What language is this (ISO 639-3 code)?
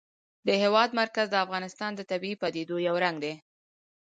pus